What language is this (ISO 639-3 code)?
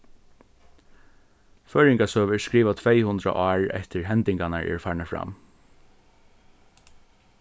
fao